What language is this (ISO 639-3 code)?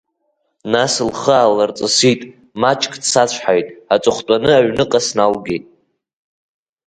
abk